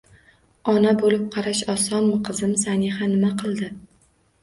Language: Uzbek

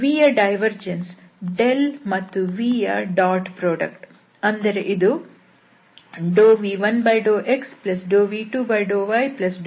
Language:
Kannada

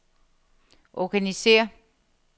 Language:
Danish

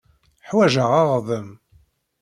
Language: Kabyle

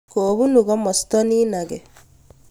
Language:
Kalenjin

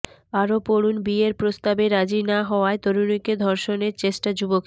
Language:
Bangla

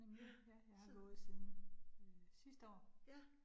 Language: Danish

